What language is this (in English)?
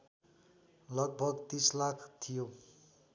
Nepali